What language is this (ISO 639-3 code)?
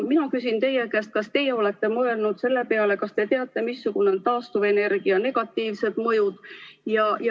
est